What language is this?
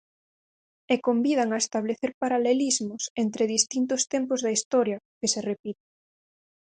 Galician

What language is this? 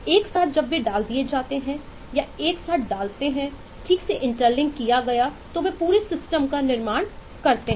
Hindi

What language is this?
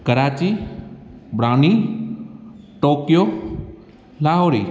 Sindhi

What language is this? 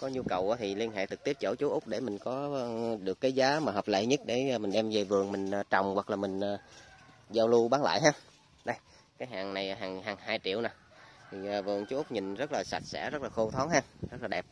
Vietnamese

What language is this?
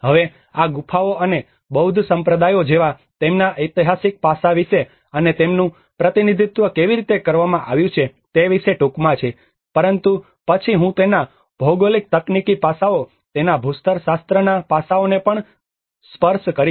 Gujarati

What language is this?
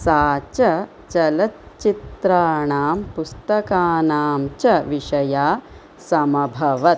Sanskrit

